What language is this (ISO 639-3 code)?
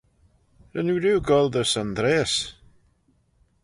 glv